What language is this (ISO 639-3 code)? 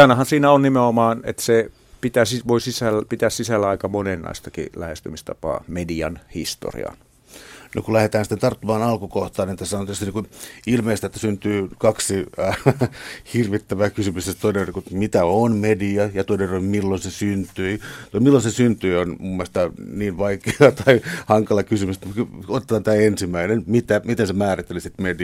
fin